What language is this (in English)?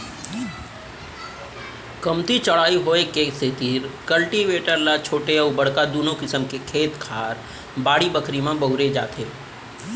Chhattisgarhi